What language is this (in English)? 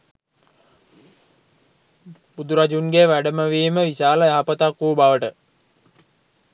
Sinhala